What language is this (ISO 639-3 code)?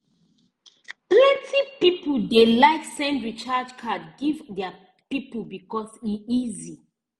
pcm